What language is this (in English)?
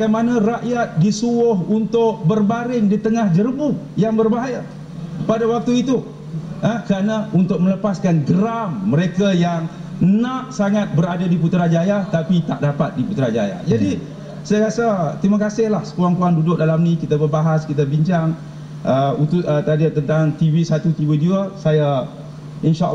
Malay